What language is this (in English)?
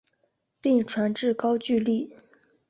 Chinese